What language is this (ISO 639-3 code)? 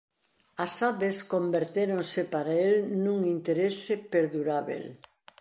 glg